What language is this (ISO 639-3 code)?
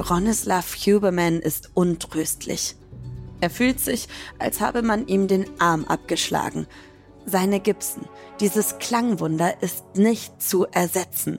deu